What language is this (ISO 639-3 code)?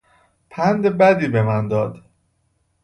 fas